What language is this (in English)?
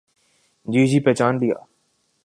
Urdu